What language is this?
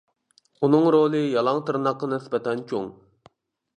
Uyghur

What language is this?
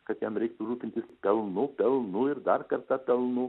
Lithuanian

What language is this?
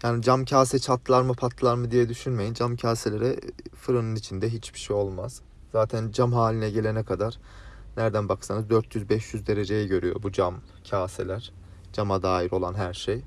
Turkish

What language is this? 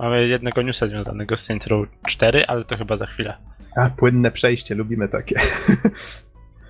Polish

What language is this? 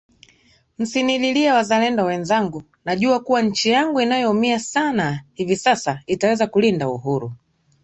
Swahili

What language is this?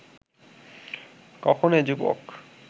Bangla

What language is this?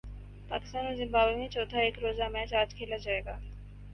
Urdu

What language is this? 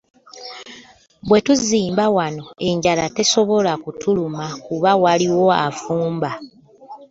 Ganda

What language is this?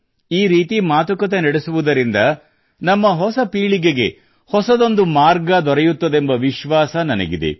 Kannada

